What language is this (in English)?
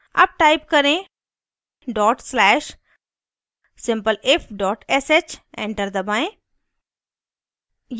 Hindi